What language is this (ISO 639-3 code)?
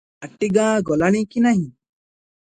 ori